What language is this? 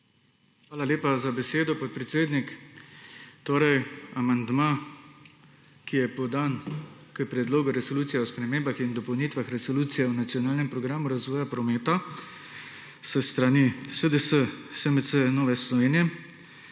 Slovenian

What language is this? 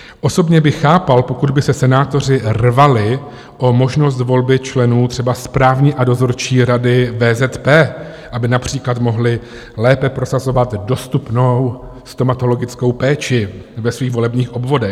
Czech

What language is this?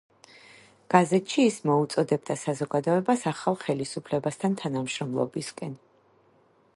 Georgian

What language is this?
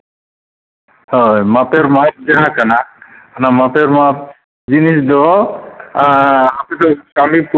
Santali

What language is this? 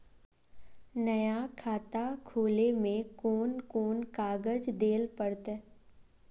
Magahi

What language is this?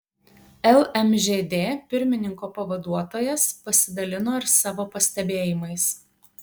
Lithuanian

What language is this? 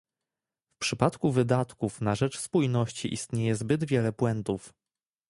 Polish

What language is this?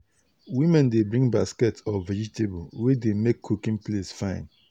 Nigerian Pidgin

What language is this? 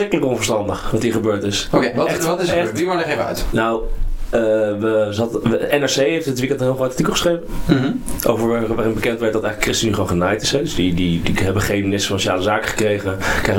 Dutch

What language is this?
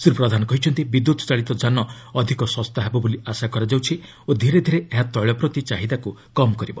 Odia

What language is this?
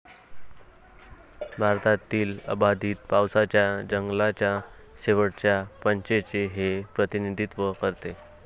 Marathi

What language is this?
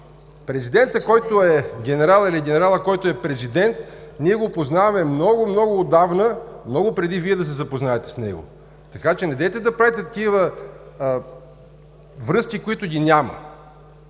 Bulgarian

